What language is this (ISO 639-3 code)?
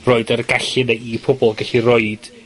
cym